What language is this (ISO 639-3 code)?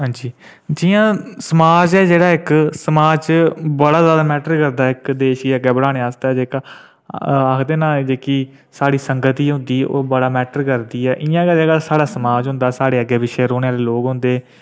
doi